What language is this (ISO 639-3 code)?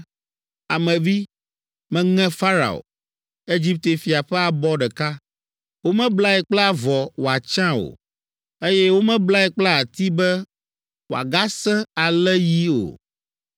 ewe